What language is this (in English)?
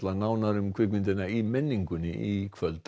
Icelandic